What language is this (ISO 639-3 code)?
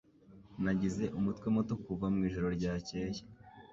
kin